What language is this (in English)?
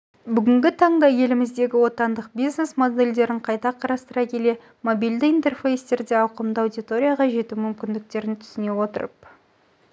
Kazakh